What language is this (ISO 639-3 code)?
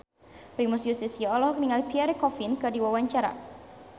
sun